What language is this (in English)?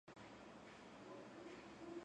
Georgian